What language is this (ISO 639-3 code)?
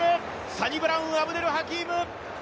jpn